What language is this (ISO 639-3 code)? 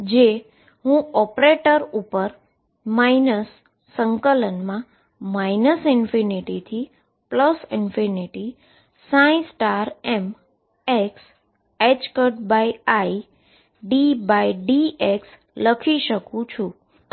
guj